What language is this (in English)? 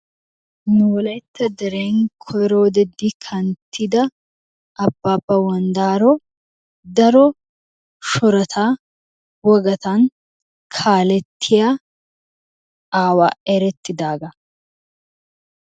Wolaytta